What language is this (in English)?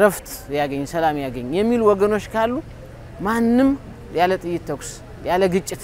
Arabic